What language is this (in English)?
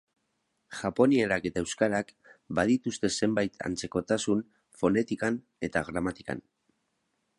Basque